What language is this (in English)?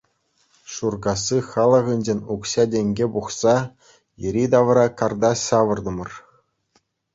Chuvash